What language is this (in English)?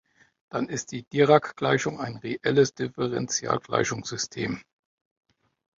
German